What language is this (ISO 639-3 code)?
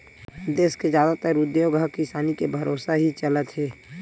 hne